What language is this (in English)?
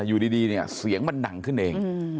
Thai